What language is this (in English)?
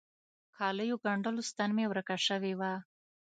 Pashto